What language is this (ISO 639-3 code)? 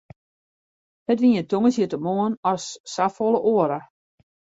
fry